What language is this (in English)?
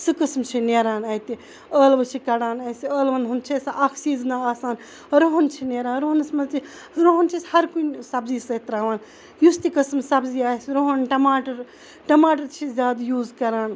Kashmiri